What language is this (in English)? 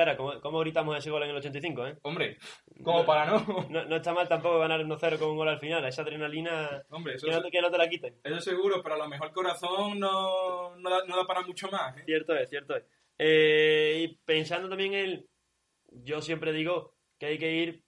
Spanish